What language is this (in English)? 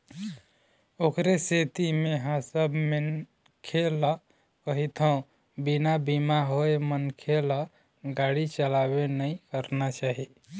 Chhattisgarhi